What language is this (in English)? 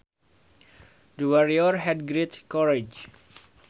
Sundanese